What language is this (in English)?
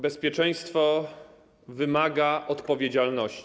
Polish